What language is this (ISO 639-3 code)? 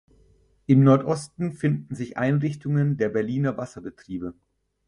deu